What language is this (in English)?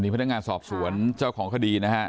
Thai